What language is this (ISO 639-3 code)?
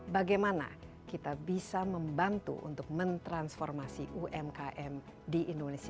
ind